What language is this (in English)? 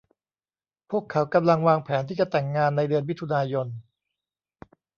Thai